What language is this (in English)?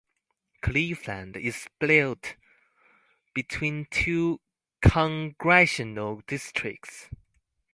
English